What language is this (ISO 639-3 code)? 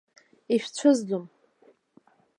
abk